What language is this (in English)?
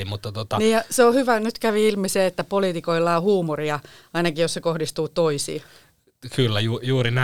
Finnish